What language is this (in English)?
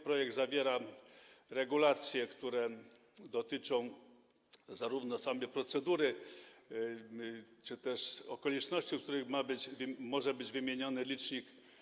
Polish